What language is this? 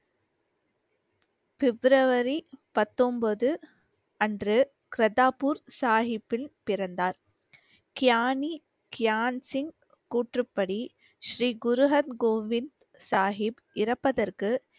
Tamil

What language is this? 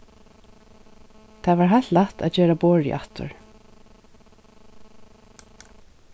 Faroese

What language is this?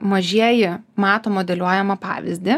Lithuanian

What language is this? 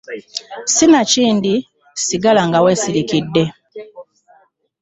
Ganda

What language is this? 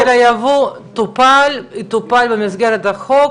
Hebrew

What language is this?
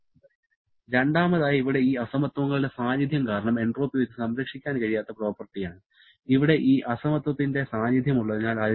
Malayalam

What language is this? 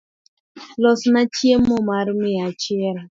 Luo (Kenya and Tanzania)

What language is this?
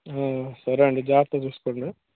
Telugu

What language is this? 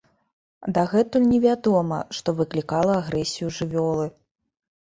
Belarusian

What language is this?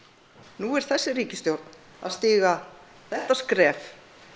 Icelandic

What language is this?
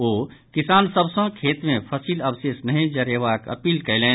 Maithili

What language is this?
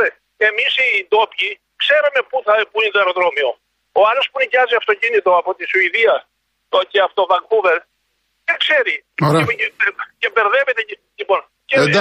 Greek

